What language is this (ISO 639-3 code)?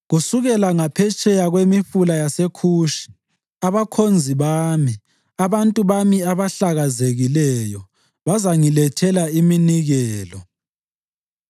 nde